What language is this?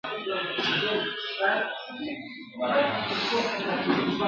Pashto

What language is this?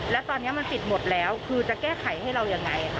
Thai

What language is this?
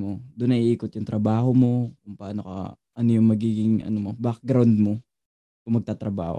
Filipino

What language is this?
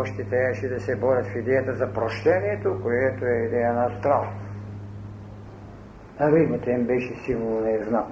Bulgarian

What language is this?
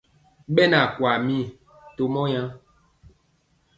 Mpiemo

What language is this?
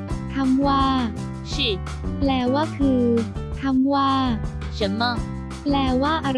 Thai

